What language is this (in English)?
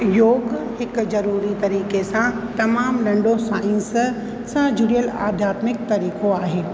Sindhi